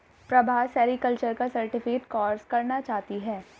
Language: Hindi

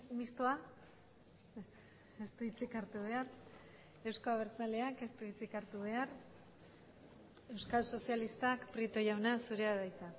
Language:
Basque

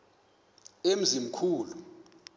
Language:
Xhosa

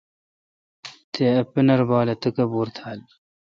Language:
Kalkoti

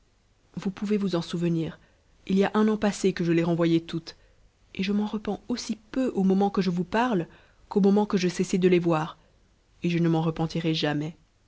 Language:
French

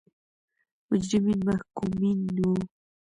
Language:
Pashto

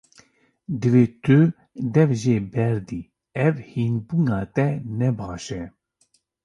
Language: Kurdish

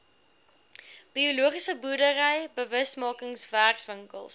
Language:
Afrikaans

